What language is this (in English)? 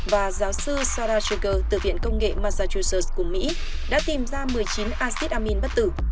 Vietnamese